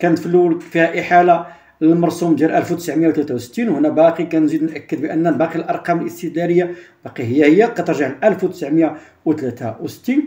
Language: Arabic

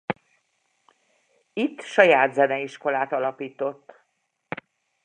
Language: Hungarian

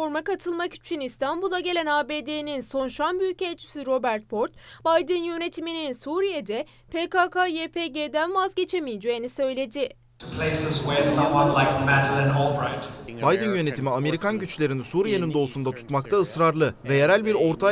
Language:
Turkish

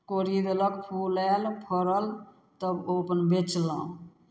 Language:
Maithili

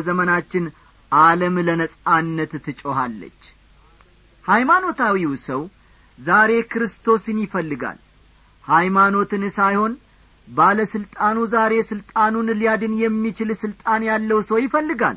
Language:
Amharic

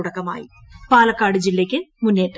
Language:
Malayalam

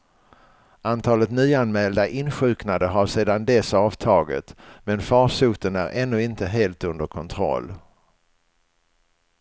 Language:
Swedish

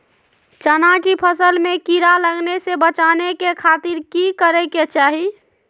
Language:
Magahi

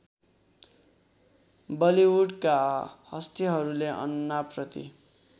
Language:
Nepali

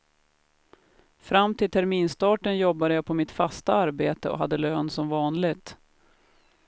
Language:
Swedish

